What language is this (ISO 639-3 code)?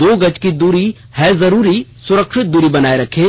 hin